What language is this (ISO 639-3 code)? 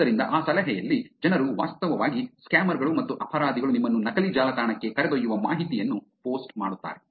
kan